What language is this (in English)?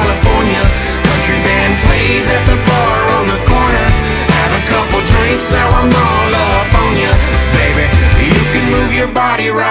English